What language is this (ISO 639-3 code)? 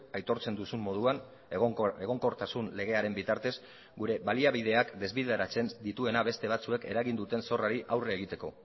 eus